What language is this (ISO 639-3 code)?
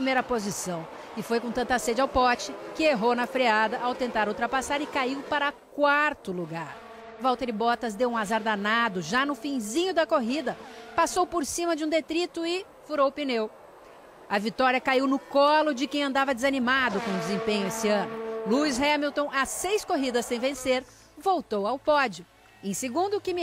por